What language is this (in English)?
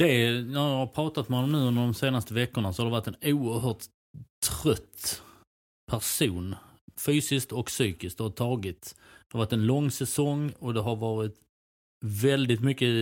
Swedish